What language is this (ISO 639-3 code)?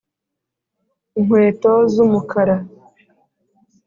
kin